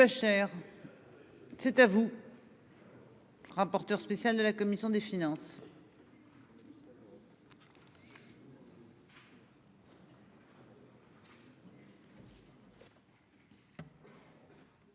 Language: French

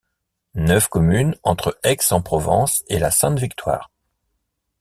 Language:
French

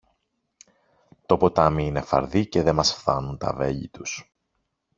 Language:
Greek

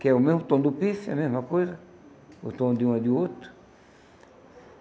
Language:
Portuguese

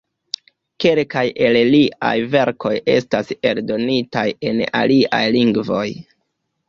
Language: Esperanto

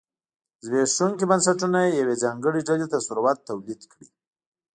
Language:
Pashto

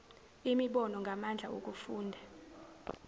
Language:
Zulu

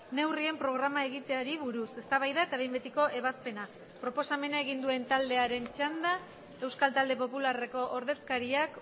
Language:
Basque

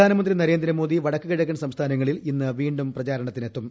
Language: Malayalam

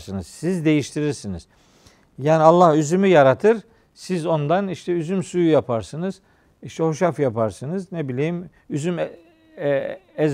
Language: Turkish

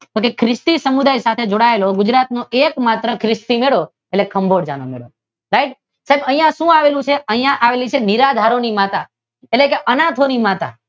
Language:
Gujarati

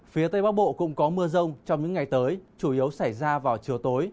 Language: Vietnamese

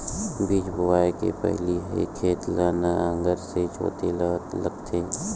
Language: Chhattisgarhi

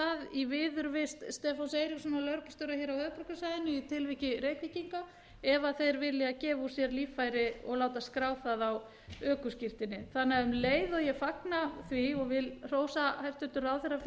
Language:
Icelandic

